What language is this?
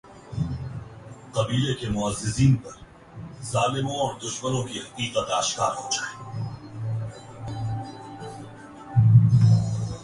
Urdu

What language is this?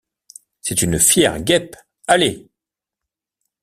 French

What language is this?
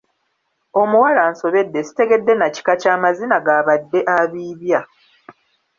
Ganda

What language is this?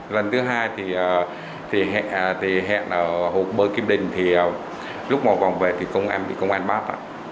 Vietnamese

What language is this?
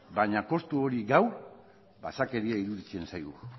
Basque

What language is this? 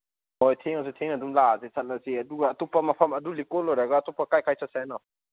Manipuri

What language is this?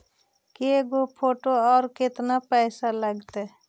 Magahi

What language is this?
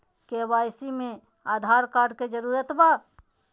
Magahi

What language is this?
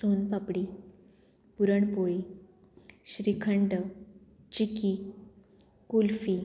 Konkani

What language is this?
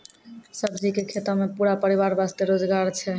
Maithili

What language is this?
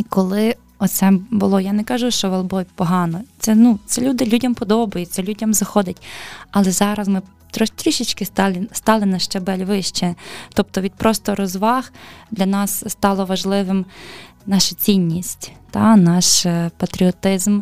Ukrainian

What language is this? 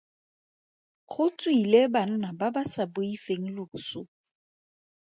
Tswana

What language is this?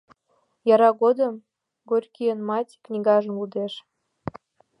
Mari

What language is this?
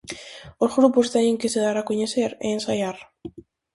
Galician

